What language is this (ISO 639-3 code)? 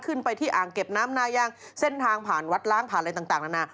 tha